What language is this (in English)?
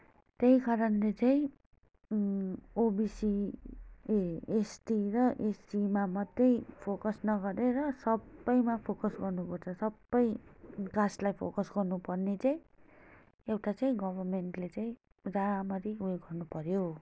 Nepali